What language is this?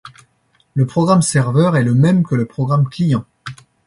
French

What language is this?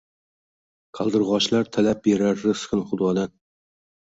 Uzbek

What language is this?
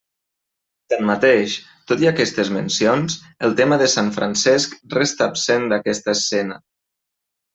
Catalan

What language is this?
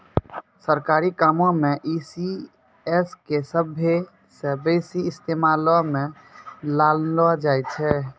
Maithili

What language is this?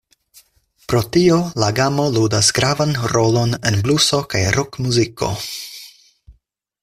Esperanto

